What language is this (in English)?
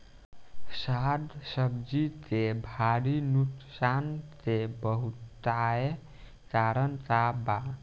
Bhojpuri